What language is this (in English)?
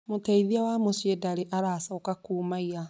Kikuyu